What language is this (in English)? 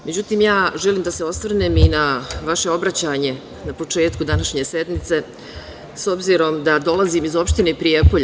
Serbian